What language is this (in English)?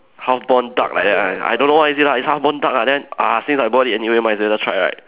English